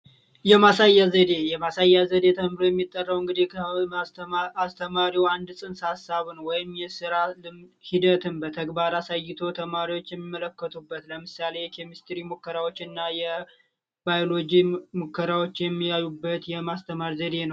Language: Amharic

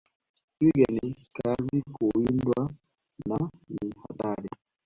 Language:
Swahili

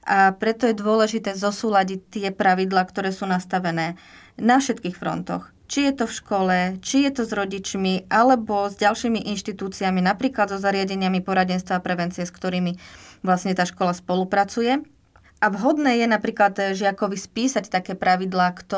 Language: Slovak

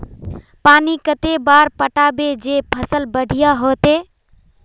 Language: Magahi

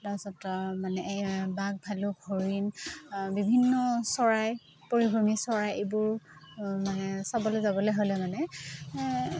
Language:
Assamese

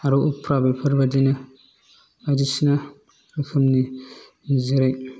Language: Bodo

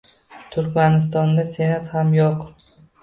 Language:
Uzbek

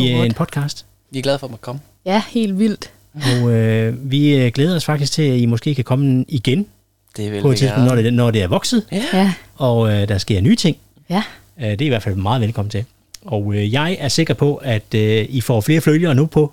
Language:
Danish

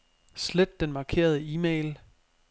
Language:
Danish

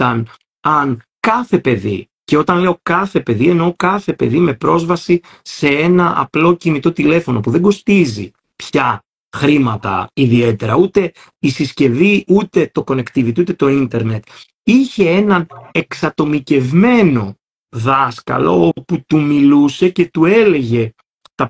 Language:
Greek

